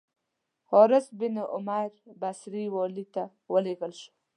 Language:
Pashto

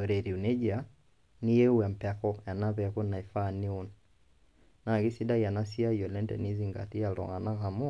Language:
Masai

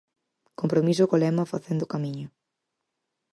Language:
Galician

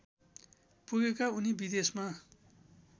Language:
Nepali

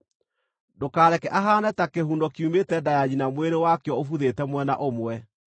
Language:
Kikuyu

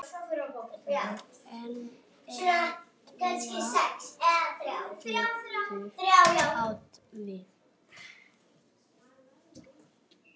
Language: Icelandic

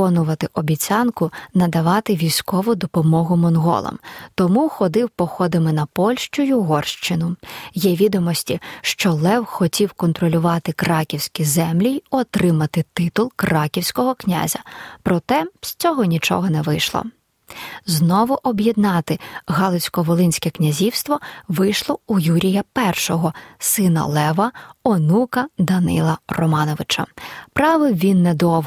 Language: Ukrainian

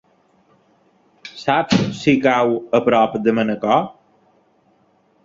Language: Catalan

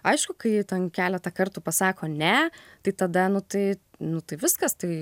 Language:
Lithuanian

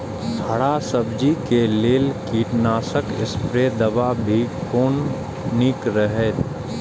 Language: Maithili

